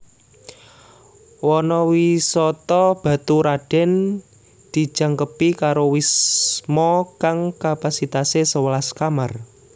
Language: Javanese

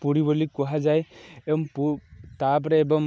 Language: Odia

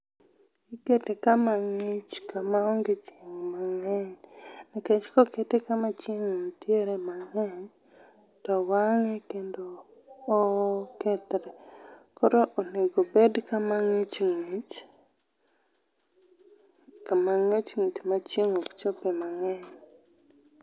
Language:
Luo (Kenya and Tanzania)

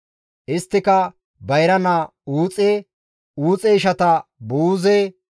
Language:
Gamo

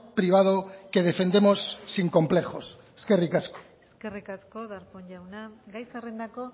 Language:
Basque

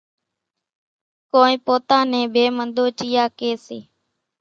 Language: Kachi Koli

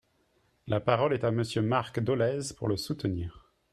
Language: French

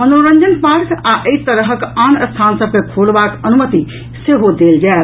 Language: Maithili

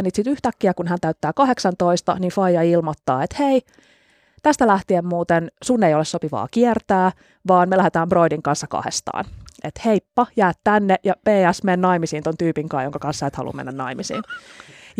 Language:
Finnish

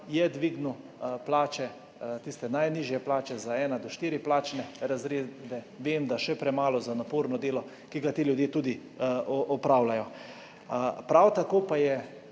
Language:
Slovenian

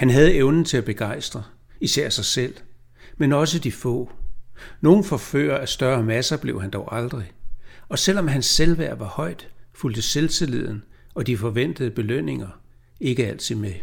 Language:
Danish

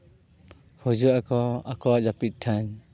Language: Santali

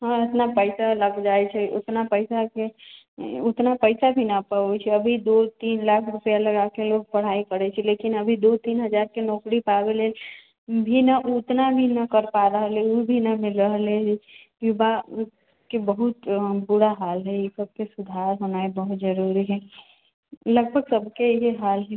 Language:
Maithili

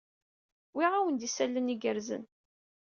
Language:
Kabyle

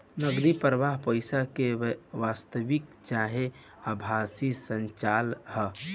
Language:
Bhojpuri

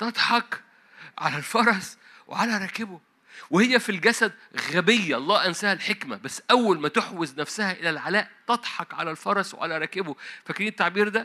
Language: Arabic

